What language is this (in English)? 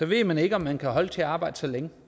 Danish